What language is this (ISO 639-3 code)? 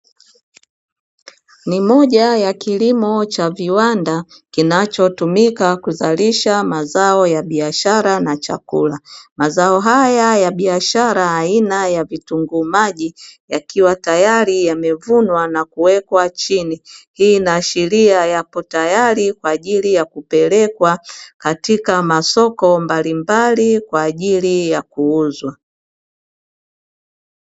swa